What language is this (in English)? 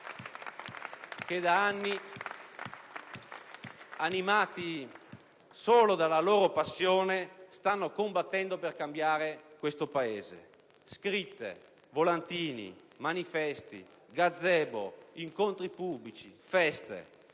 Italian